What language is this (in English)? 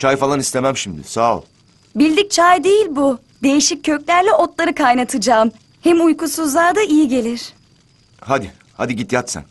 Turkish